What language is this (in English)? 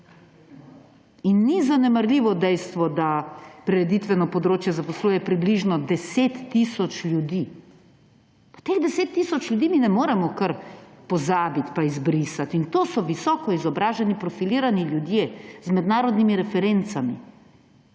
Slovenian